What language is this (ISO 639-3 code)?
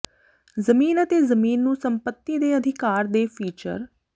pan